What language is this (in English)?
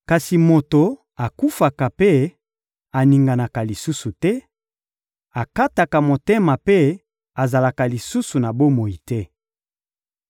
Lingala